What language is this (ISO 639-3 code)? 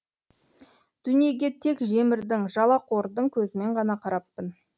kaz